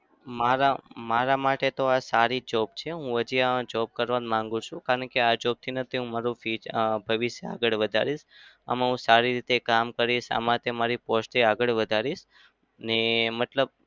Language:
Gujarati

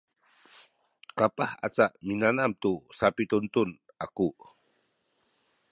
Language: Sakizaya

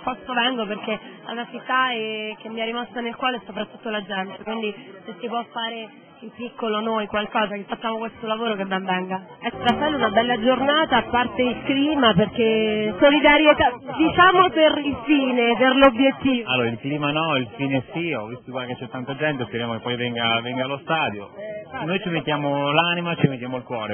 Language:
Italian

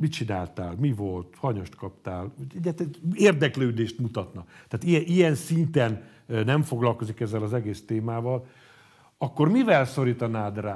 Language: Hungarian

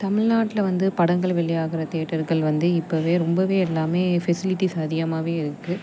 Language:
Tamil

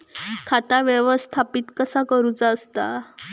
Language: Marathi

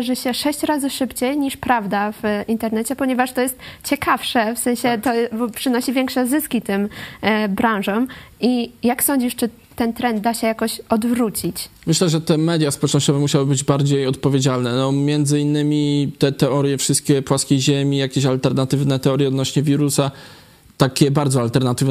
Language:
Polish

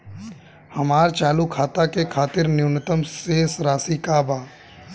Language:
Bhojpuri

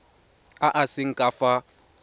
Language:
Tswana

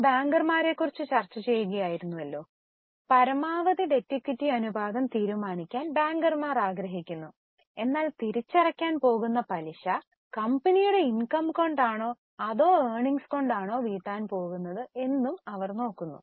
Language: Malayalam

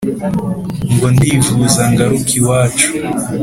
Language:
Kinyarwanda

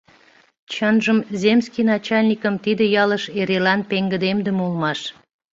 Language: Mari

